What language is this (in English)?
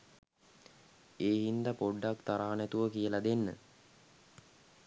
Sinhala